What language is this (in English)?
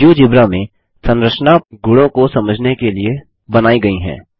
Hindi